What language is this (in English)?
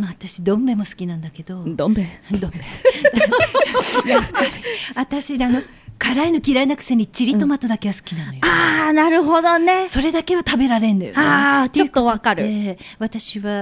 Japanese